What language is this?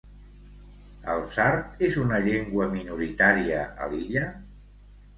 Catalan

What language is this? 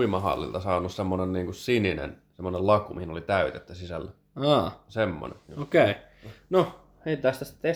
Finnish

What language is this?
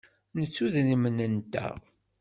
Kabyle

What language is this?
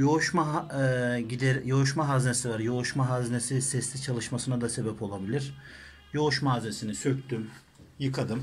Turkish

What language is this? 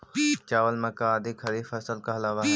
Magahi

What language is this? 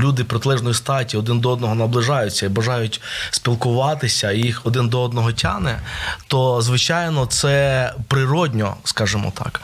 Ukrainian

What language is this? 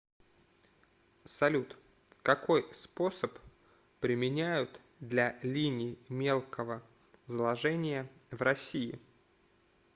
Russian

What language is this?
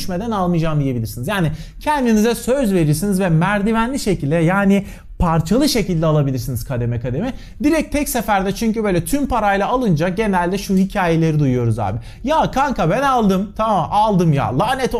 Turkish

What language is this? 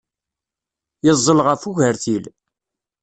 Kabyle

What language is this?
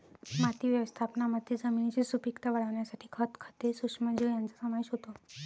Marathi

